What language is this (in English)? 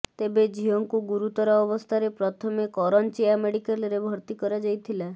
Odia